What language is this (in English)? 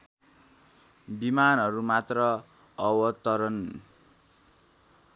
Nepali